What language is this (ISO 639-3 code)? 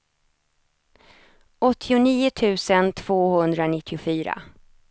swe